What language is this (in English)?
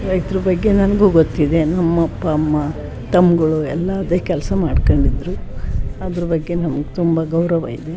Kannada